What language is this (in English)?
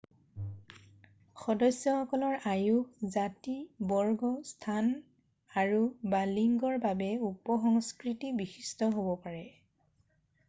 Assamese